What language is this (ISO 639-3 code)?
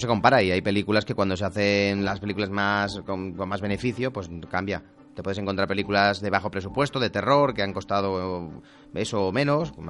spa